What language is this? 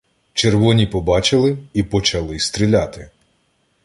Ukrainian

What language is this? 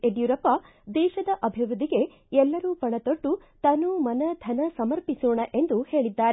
Kannada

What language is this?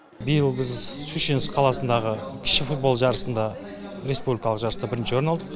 Kazakh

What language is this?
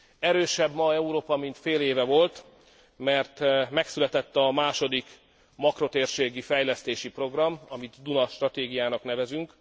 Hungarian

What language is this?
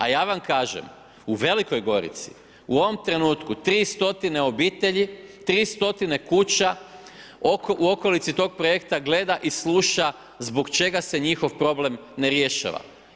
Croatian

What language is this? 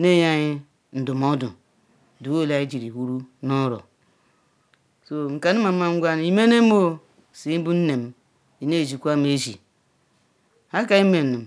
Ikwere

